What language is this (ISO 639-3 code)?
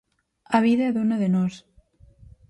glg